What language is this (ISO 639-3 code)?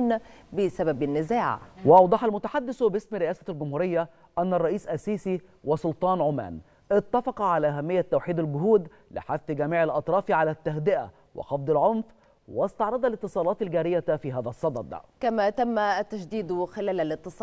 ara